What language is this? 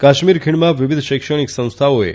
Gujarati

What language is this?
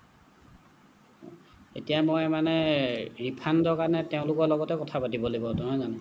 Assamese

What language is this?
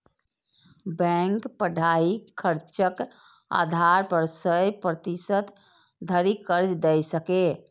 Maithili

